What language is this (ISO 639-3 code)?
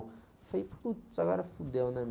por